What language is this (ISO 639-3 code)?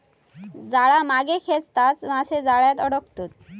mar